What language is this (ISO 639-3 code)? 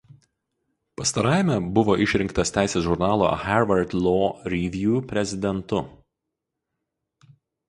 lit